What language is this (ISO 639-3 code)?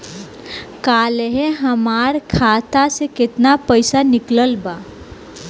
bho